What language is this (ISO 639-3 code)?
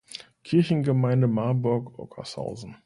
deu